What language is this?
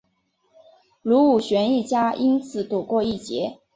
Chinese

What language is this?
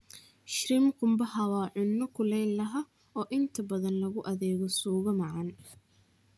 Somali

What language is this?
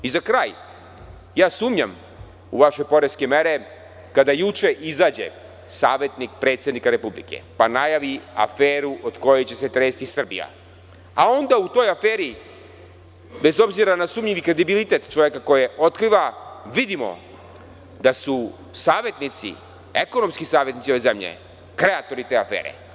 Serbian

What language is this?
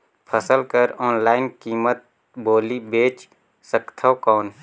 Chhattisgarhi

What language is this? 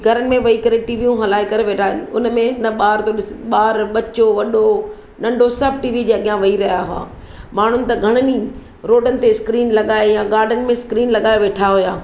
Sindhi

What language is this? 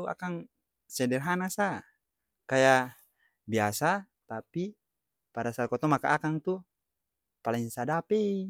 Ambonese Malay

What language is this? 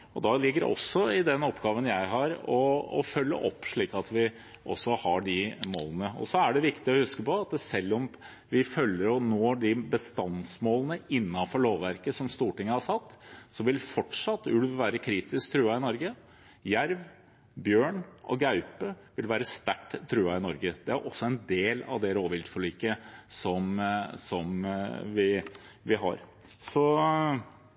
Norwegian Bokmål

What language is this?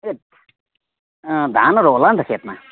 Nepali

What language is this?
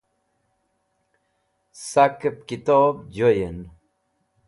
Wakhi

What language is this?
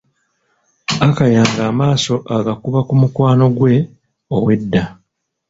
Ganda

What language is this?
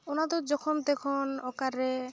Santali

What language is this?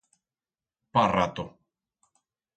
Aragonese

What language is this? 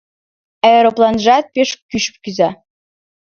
Mari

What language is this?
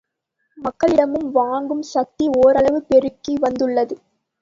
Tamil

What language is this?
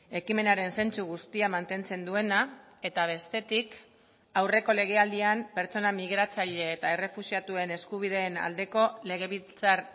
Basque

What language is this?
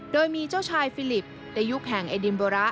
Thai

